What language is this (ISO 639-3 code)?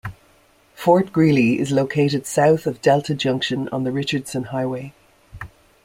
eng